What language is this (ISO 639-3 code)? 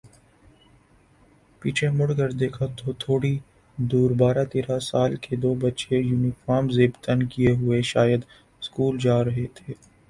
urd